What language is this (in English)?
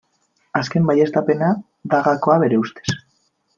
Basque